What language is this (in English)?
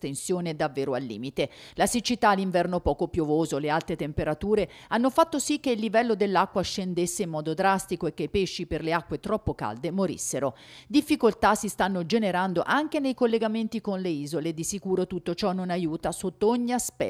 Italian